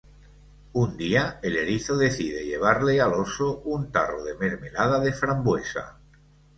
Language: Spanish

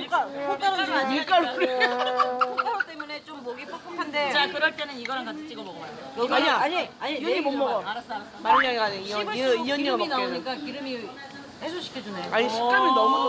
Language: Korean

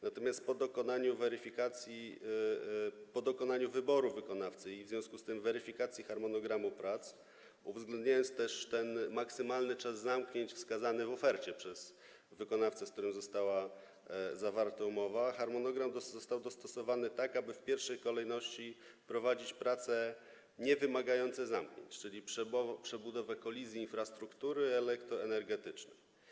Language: Polish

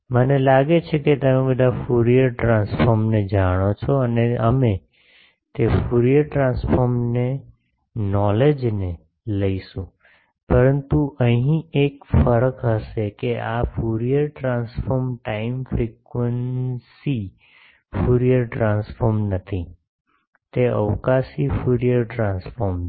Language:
Gujarati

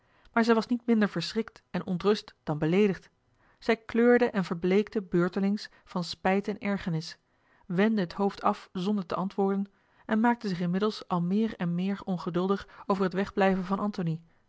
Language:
Dutch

